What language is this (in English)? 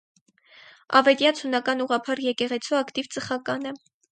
Armenian